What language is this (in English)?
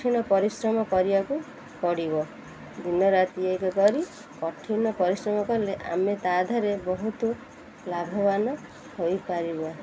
Odia